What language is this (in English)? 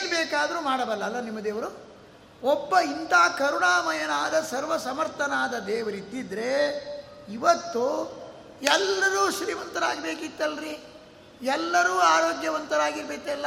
Kannada